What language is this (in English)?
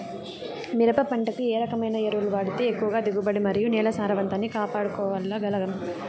Telugu